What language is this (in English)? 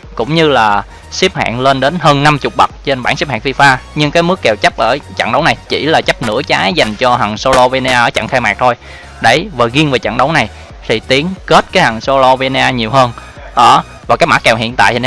Vietnamese